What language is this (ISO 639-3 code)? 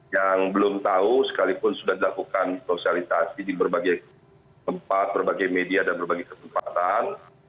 ind